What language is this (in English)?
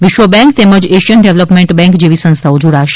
Gujarati